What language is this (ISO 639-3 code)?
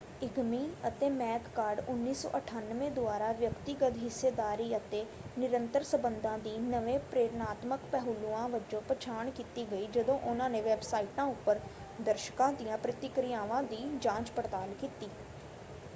pan